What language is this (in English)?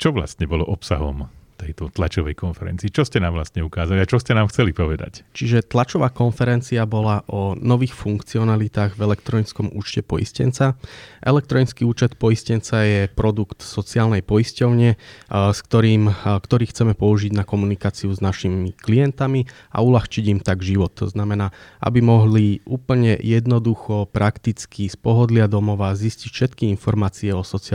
Slovak